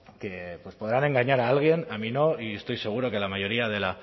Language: Spanish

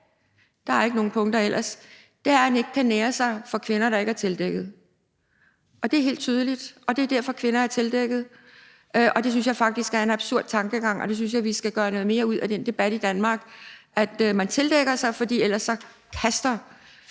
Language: Danish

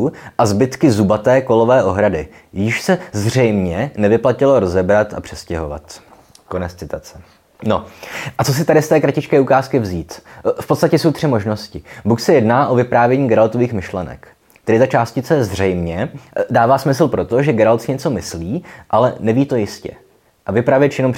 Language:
Czech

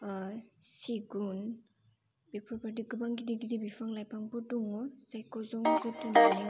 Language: Bodo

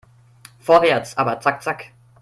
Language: German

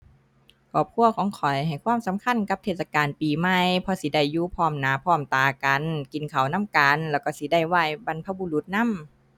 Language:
Thai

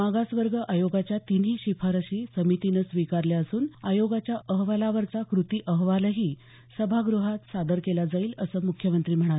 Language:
Marathi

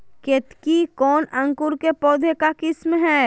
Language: Magahi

